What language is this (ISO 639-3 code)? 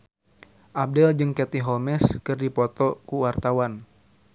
sun